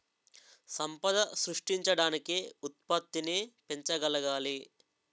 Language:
Telugu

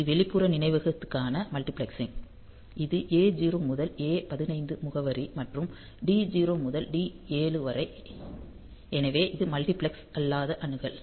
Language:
Tamil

